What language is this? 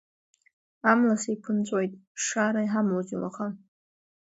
Abkhazian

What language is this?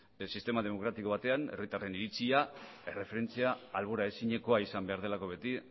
Basque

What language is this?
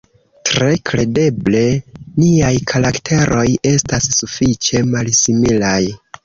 Esperanto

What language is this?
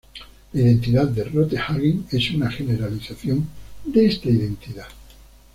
Spanish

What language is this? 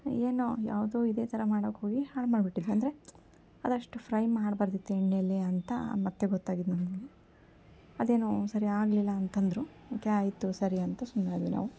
Kannada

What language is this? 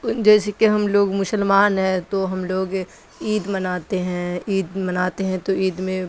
Urdu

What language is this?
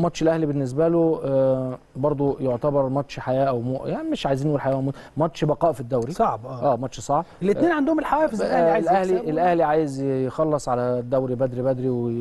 Arabic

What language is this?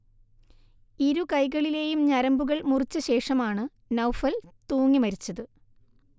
Malayalam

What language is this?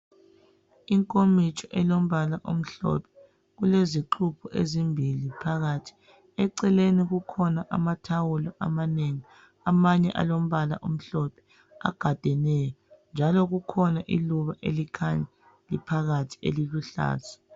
North Ndebele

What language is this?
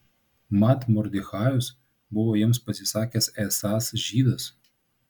Lithuanian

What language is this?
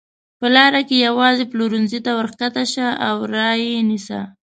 Pashto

